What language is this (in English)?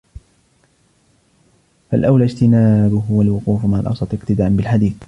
Arabic